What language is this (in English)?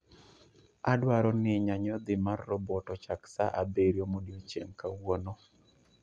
Luo (Kenya and Tanzania)